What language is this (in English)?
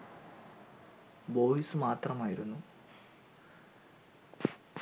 Malayalam